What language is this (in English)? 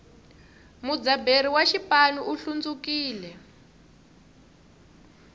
Tsonga